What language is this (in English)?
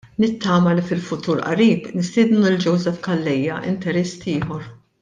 Maltese